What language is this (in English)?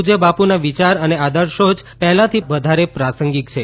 Gujarati